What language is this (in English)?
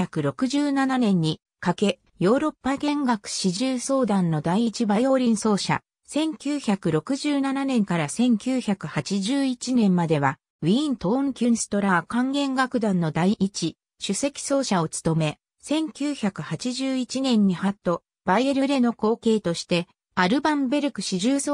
Japanese